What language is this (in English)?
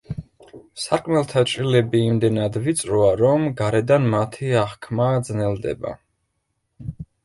Georgian